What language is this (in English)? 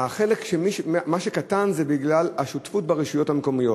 Hebrew